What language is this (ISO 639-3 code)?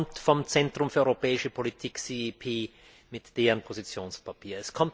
deu